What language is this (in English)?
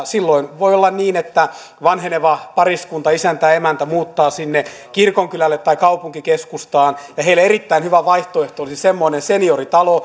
Finnish